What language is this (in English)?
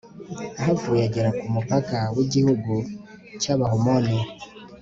Kinyarwanda